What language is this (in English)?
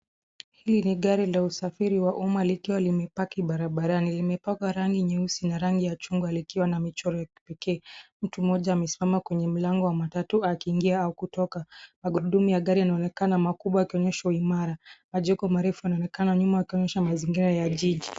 Swahili